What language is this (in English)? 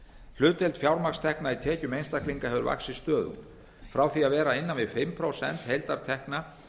Icelandic